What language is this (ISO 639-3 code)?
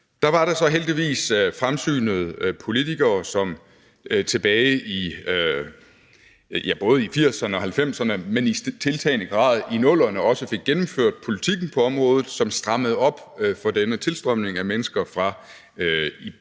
dan